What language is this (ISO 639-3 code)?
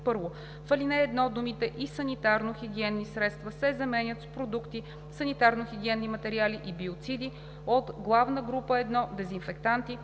bul